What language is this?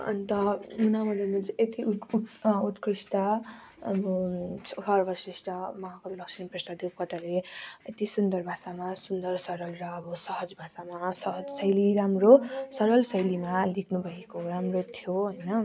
Nepali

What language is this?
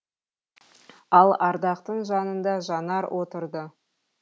Kazakh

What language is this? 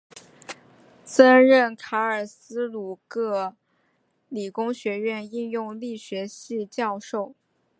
Chinese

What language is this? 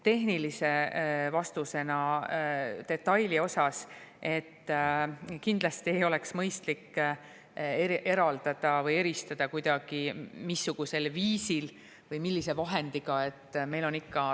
Estonian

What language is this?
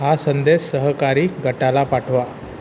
Marathi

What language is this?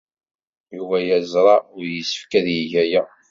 Kabyle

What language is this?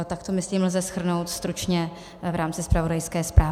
Czech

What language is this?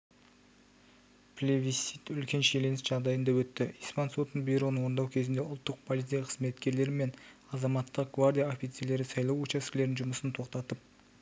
Kazakh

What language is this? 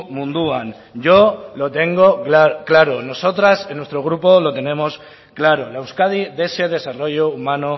Spanish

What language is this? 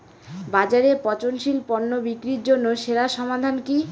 Bangla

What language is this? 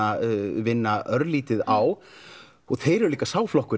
Icelandic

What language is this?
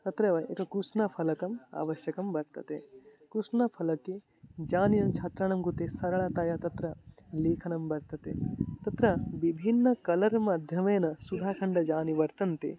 Sanskrit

